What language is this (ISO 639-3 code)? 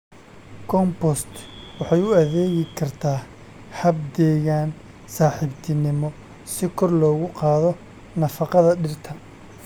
som